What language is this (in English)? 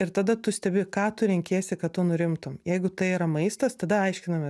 Lithuanian